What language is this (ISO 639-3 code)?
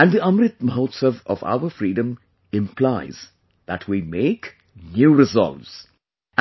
eng